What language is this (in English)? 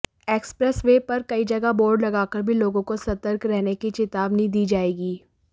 Hindi